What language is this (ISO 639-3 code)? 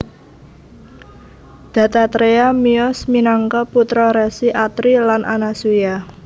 jav